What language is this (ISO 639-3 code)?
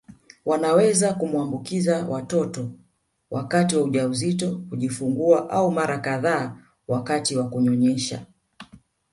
swa